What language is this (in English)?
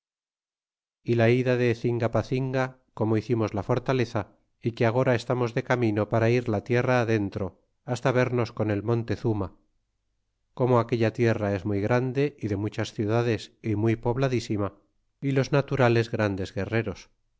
Spanish